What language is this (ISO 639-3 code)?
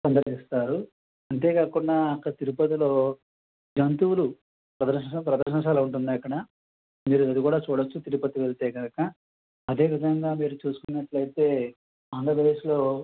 tel